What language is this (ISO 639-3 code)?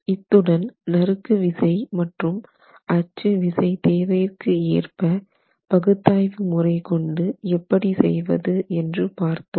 tam